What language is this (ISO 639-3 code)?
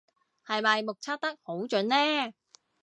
yue